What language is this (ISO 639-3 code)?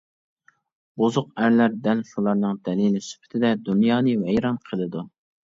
uig